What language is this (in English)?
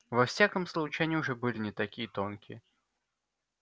Russian